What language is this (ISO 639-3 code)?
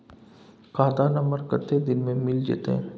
mai